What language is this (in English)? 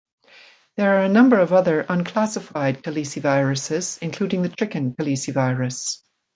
English